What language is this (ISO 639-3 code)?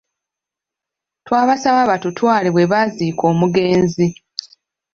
lug